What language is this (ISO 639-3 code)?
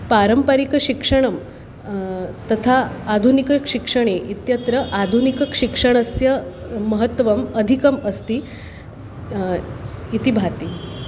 san